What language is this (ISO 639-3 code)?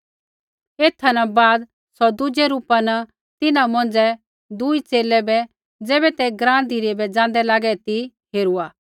kfx